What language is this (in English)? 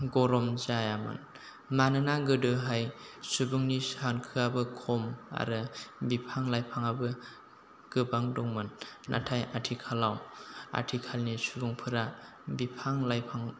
Bodo